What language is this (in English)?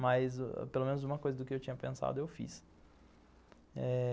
Portuguese